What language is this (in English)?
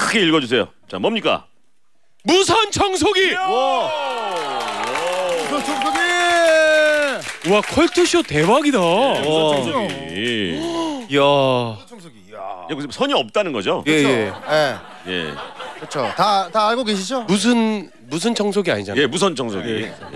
Korean